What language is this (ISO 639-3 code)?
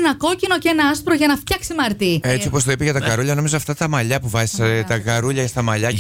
ell